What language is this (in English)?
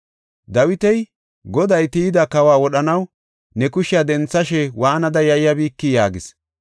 Gofa